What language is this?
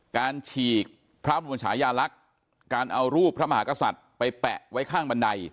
Thai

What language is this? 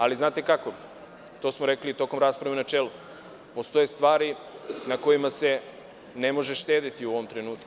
Serbian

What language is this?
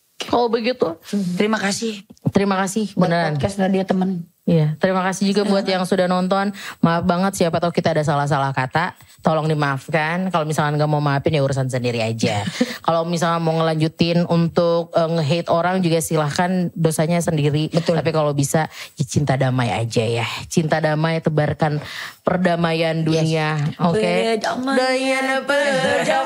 Indonesian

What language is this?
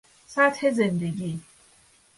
Persian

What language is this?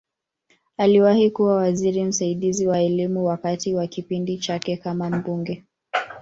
Swahili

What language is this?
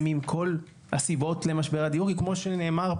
Hebrew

